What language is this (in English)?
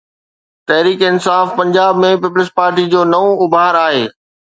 Sindhi